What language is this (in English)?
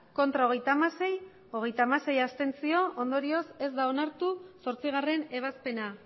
Basque